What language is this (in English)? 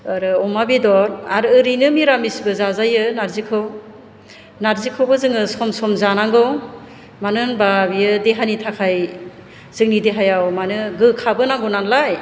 Bodo